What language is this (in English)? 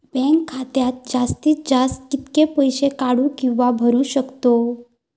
Marathi